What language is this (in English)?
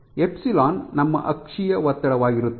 Kannada